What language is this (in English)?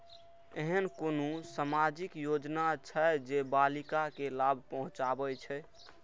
Maithili